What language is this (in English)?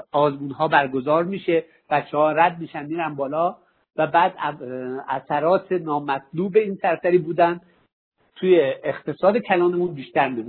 Persian